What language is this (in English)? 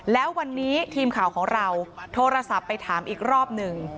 Thai